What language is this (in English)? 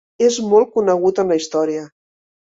Catalan